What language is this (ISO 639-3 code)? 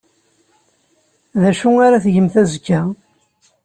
kab